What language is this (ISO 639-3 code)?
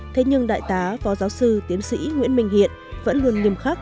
vie